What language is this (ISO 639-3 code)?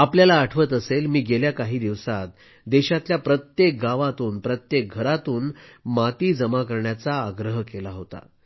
mar